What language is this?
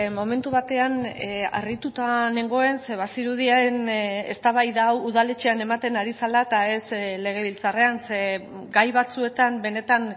Basque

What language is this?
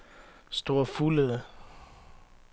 Danish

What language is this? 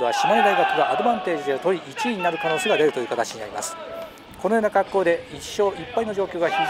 Japanese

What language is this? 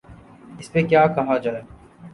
Urdu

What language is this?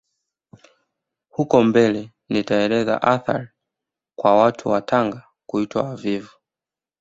Swahili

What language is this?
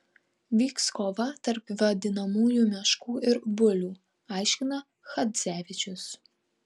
Lithuanian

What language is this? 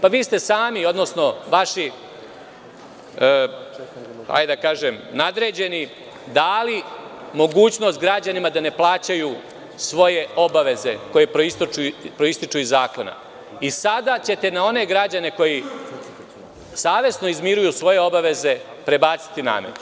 Serbian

